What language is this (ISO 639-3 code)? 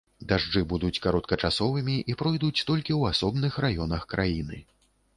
bel